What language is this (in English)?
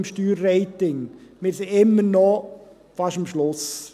Swiss German